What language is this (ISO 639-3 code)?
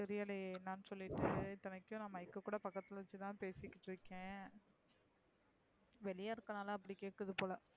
tam